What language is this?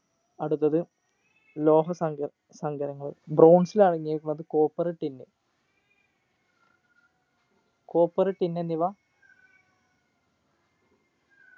Malayalam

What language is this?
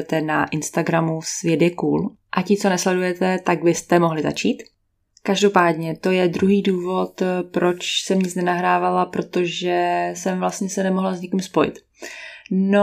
Czech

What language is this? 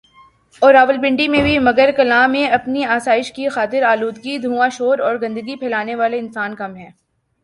Urdu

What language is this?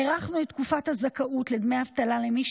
Hebrew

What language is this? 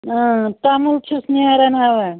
Kashmiri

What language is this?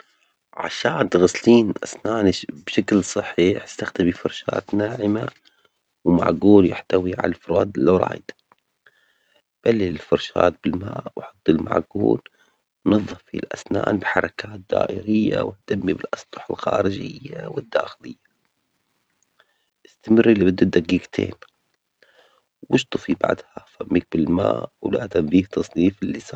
Omani Arabic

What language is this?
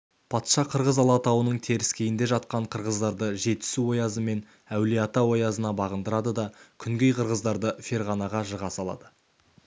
Kazakh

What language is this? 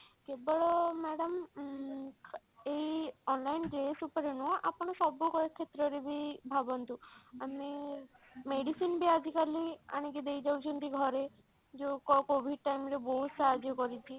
Odia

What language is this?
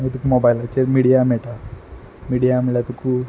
Konkani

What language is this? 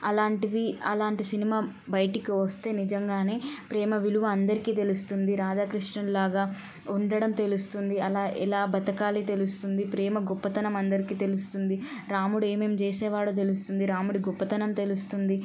Telugu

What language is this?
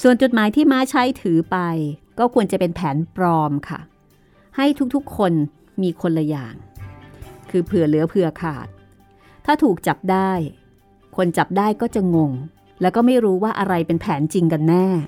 Thai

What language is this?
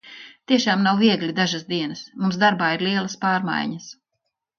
Latvian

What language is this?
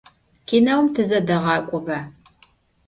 Adyghe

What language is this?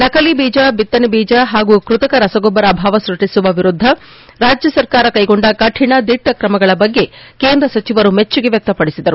Kannada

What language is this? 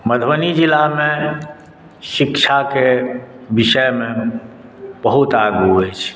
Maithili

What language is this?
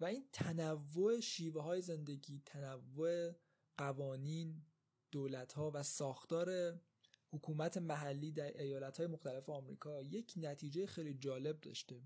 Persian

